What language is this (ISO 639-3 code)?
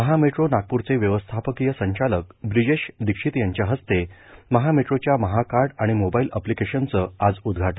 mar